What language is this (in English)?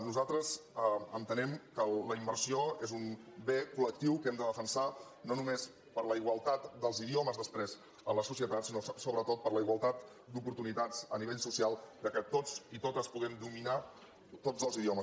Catalan